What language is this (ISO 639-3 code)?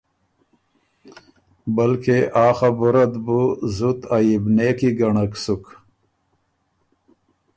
oru